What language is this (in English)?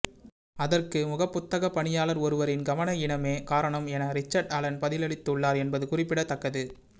Tamil